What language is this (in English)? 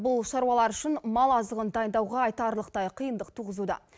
Kazakh